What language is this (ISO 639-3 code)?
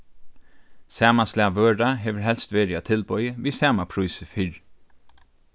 fao